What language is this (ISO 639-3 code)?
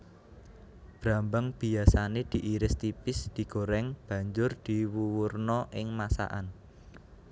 jav